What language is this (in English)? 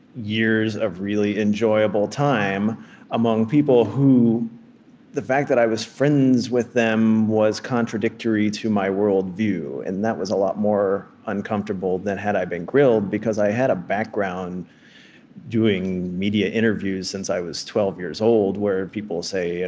English